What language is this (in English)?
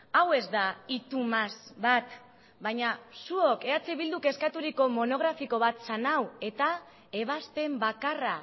Basque